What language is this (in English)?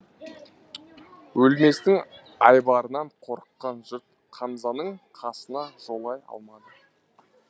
Kazakh